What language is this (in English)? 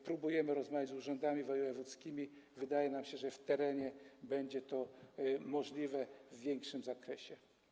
Polish